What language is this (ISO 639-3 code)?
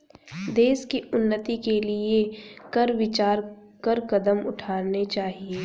hin